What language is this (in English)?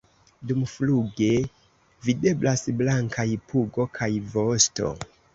Esperanto